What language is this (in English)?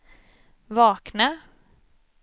Swedish